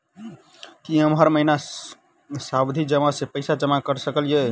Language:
Maithili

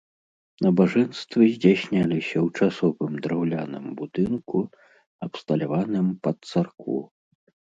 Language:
Belarusian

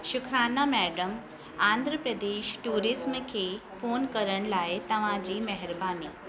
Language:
Sindhi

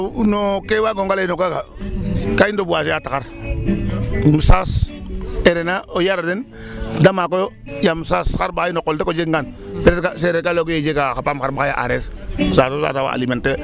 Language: Serer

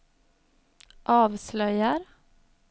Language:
Swedish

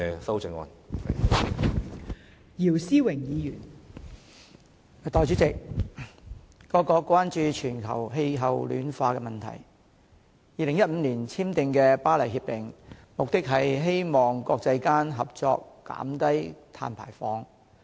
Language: Cantonese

